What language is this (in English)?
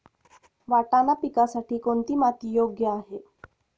Marathi